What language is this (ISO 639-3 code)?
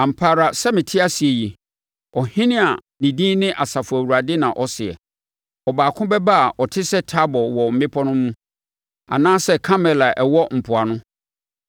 aka